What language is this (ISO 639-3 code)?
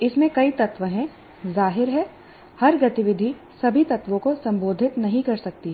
hin